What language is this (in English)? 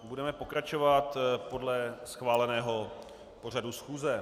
Czech